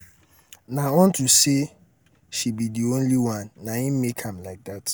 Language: Nigerian Pidgin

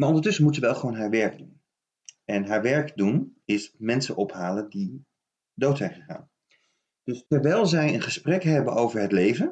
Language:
Dutch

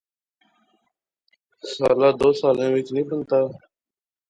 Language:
Pahari-Potwari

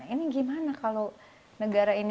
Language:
Indonesian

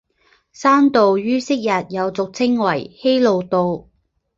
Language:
Chinese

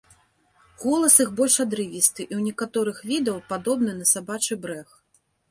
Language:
Belarusian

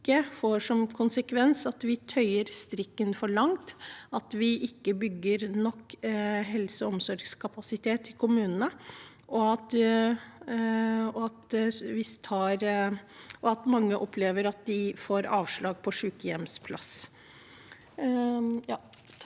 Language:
Norwegian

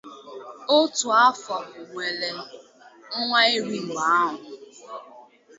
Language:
Igbo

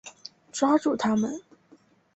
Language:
Chinese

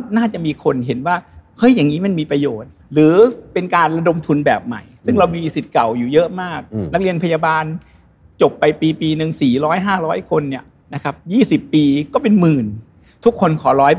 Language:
Thai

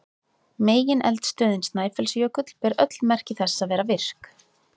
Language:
Icelandic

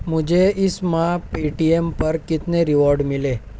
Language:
Urdu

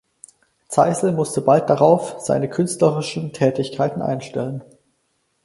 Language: German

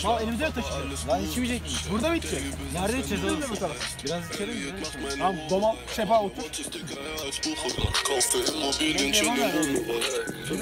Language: Turkish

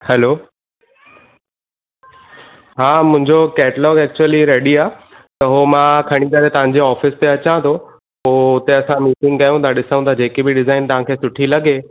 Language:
Sindhi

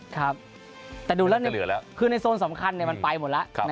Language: Thai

